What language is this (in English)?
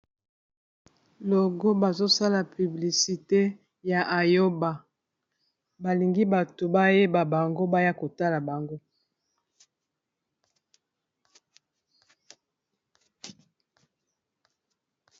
Lingala